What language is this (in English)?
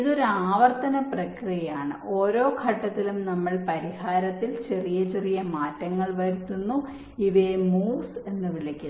Malayalam